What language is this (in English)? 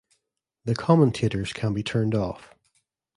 English